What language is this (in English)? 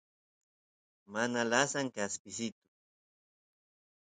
Santiago del Estero Quichua